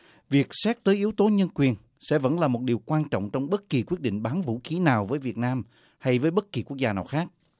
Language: Vietnamese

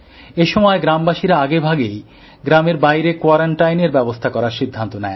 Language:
Bangla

